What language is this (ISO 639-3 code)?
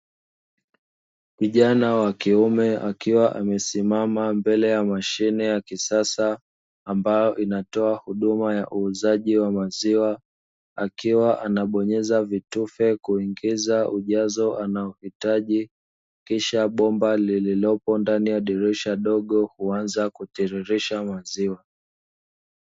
swa